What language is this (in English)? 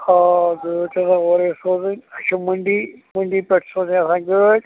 Kashmiri